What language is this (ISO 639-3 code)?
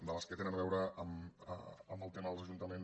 cat